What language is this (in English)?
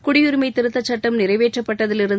Tamil